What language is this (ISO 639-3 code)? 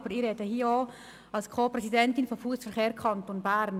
gsw